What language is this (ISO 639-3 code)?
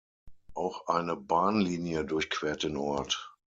deu